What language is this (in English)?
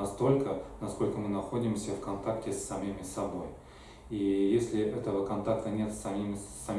Russian